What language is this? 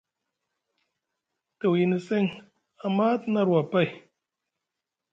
Musgu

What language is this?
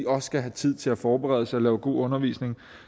Danish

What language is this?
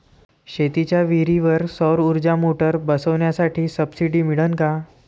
Marathi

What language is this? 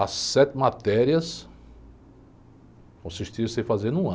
Portuguese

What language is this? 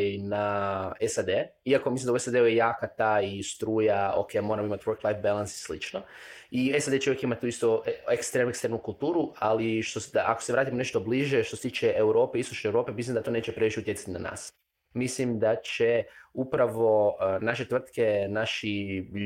Croatian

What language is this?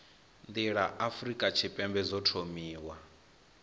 Venda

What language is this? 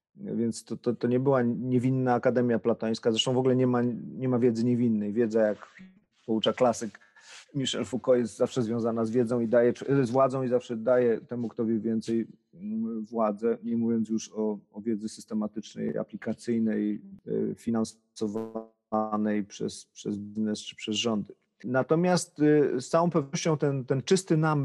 Polish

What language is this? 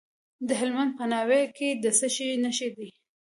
Pashto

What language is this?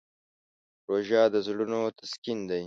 Pashto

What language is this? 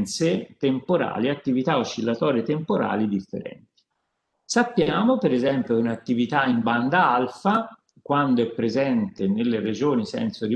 Italian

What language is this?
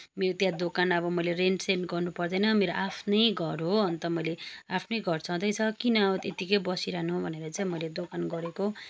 Nepali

